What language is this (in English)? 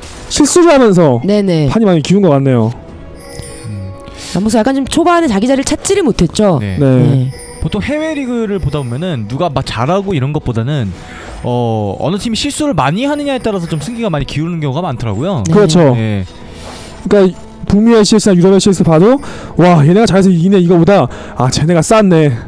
Korean